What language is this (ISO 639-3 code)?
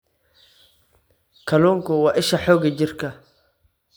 som